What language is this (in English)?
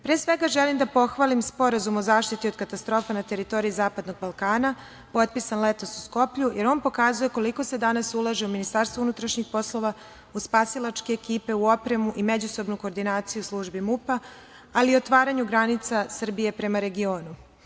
Serbian